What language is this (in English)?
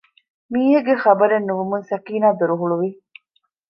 Divehi